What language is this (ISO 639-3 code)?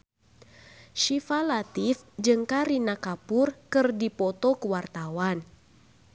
sun